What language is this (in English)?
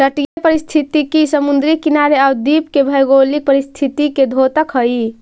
Magahi